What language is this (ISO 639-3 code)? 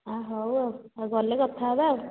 ori